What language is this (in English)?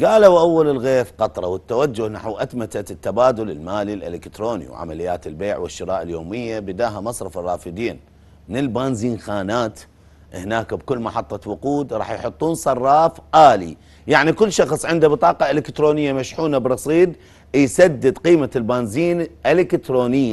Arabic